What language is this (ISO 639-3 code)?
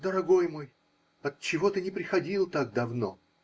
rus